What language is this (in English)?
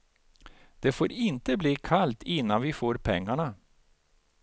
Swedish